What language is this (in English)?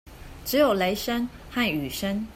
Chinese